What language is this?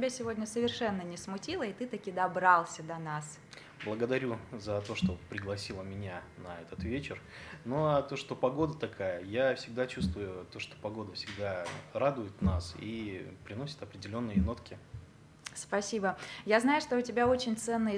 Russian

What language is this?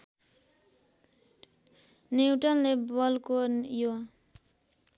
Nepali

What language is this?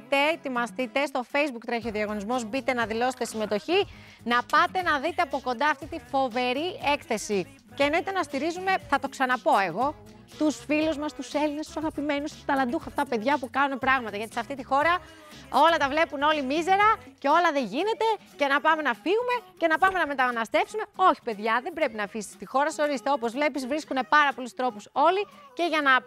Greek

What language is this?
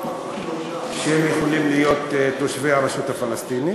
Hebrew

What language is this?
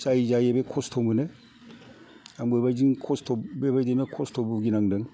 Bodo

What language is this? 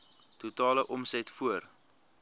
Afrikaans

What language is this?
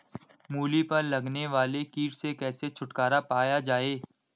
Hindi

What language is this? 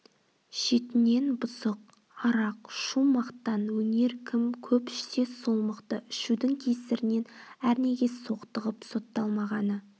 Kazakh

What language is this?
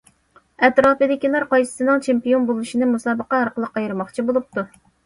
Uyghur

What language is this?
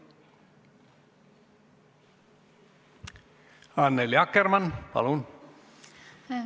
Estonian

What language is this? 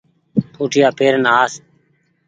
Goaria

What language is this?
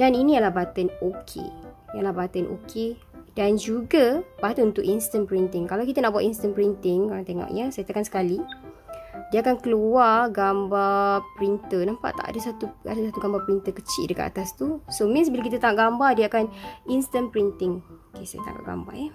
Malay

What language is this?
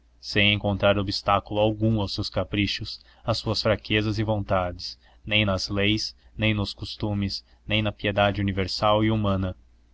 Portuguese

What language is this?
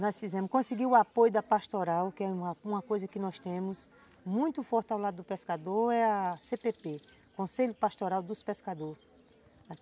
Portuguese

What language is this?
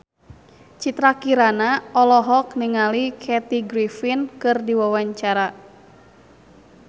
Sundanese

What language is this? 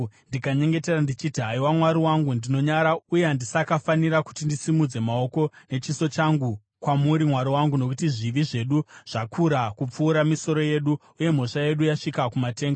Shona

